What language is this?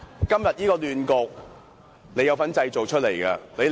Cantonese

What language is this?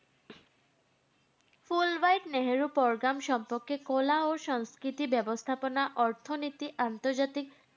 Bangla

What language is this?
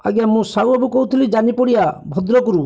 Odia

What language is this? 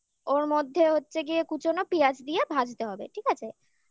Bangla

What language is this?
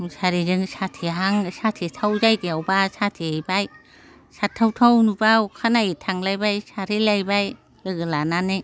Bodo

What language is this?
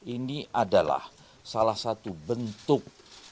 Indonesian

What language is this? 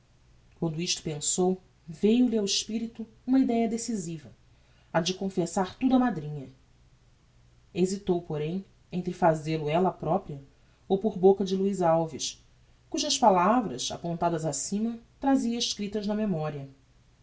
Portuguese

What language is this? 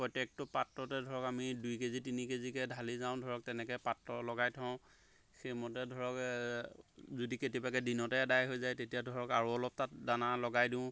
Assamese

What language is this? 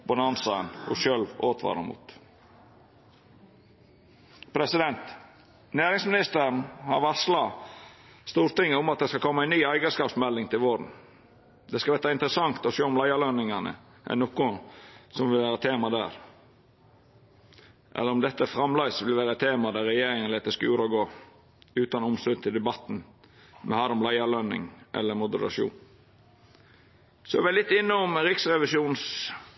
Norwegian Nynorsk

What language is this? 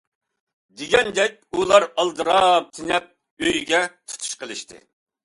Uyghur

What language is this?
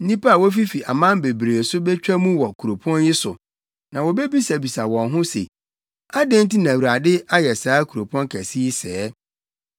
Akan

